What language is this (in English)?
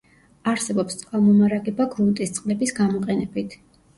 Georgian